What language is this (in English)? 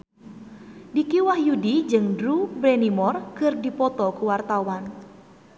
Sundanese